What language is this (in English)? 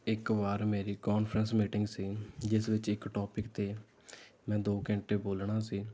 Punjabi